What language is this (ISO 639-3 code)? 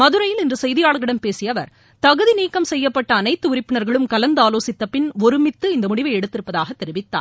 tam